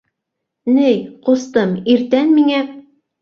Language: Bashkir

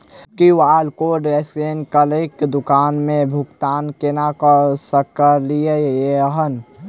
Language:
Maithili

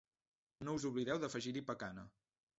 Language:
Catalan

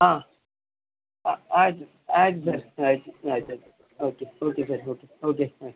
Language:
Kannada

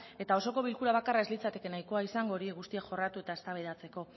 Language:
Basque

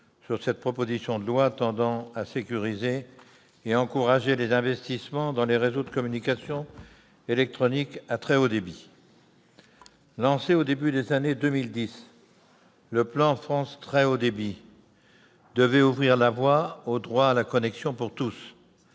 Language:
French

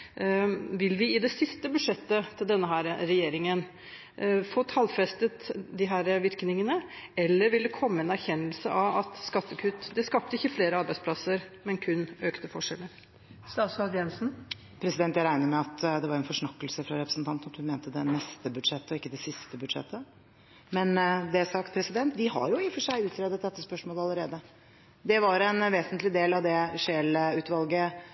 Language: Norwegian Bokmål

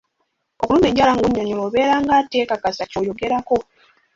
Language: Ganda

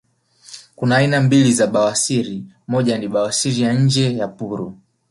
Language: Swahili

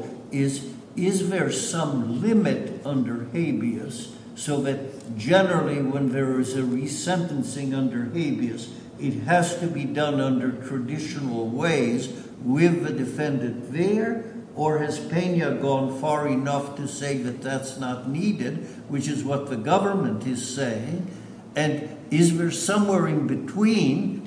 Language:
English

